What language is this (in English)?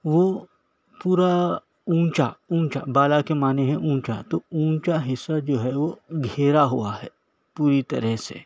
Urdu